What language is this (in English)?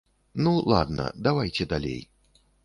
Belarusian